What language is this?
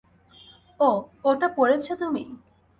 Bangla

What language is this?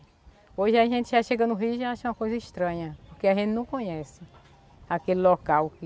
Portuguese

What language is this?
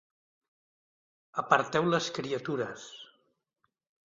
Catalan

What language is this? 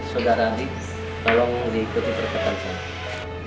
Indonesian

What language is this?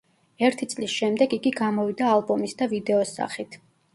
Georgian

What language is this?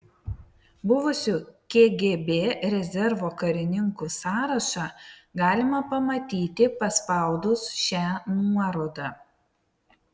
Lithuanian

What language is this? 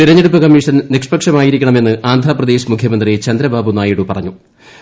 Malayalam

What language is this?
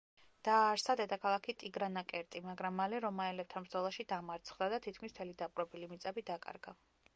Georgian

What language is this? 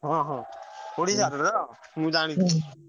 Odia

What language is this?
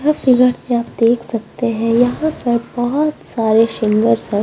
Hindi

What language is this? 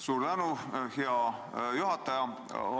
Estonian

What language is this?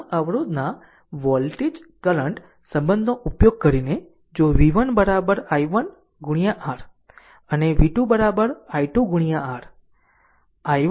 Gujarati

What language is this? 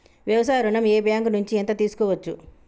Telugu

